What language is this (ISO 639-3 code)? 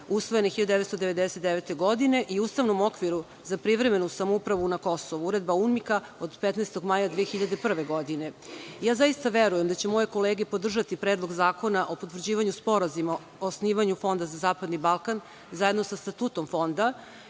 srp